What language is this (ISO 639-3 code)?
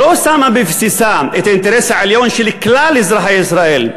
heb